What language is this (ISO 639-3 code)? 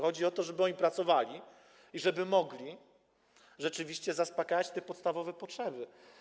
pol